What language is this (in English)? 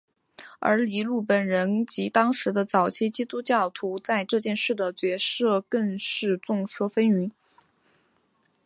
Chinese